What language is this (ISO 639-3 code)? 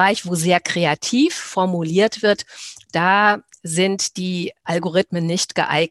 deu